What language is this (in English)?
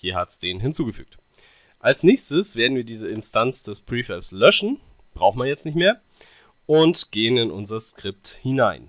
German